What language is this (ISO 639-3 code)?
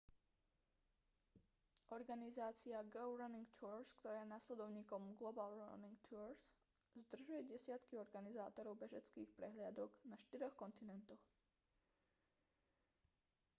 slk